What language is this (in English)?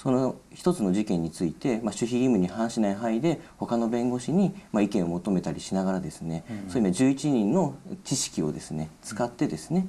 Japanese